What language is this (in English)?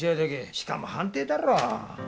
Japanese